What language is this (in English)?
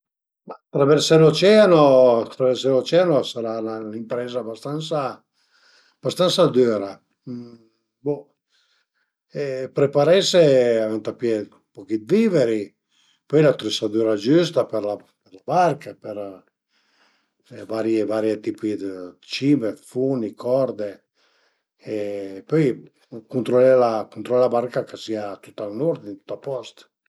Piedmontese